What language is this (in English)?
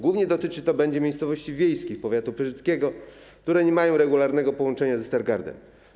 Polish